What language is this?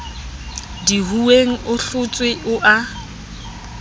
Southern Sotho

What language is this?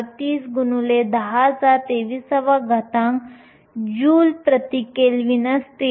Marathi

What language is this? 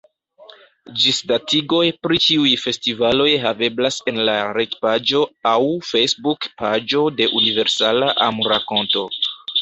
Esperanto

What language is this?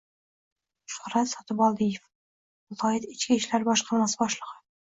Uzbek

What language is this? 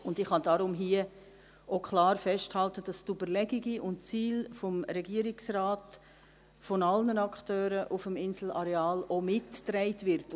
Swiss German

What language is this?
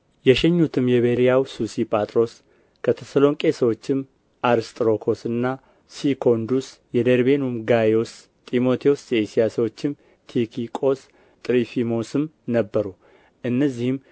Amharic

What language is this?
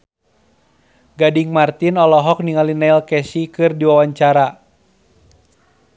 Sundanese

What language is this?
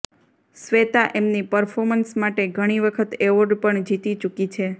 Gujarati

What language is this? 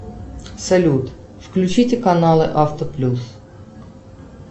Russian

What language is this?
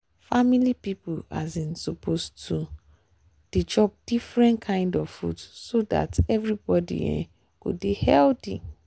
Nigerian Pidgin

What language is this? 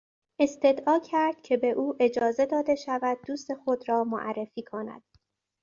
Persian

